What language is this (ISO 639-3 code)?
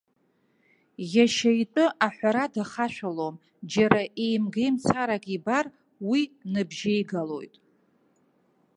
abk